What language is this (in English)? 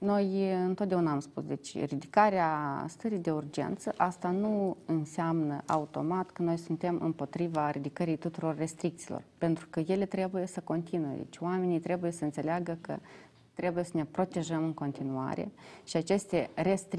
Romanian